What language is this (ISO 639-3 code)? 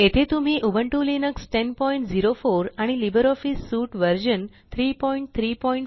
mar